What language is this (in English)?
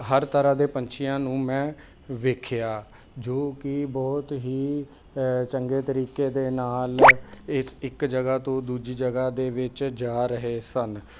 Punjabi